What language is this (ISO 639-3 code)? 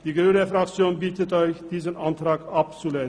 gsw